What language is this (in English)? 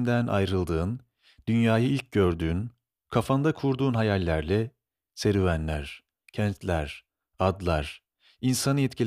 Turkish